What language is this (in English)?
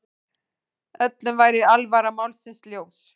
Icelandic